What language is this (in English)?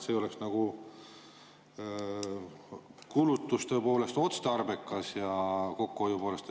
Estonian